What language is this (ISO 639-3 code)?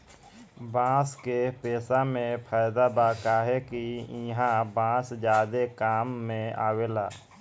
bho